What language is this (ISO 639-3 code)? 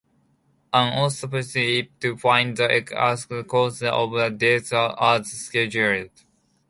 eng